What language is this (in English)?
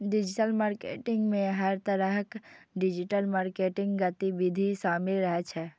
Maithili